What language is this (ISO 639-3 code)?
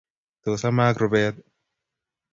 kln